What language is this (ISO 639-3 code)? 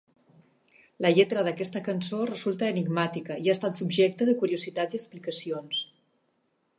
cat